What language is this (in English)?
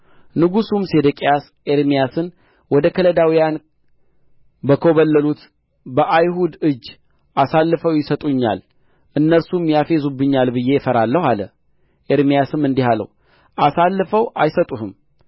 Amharic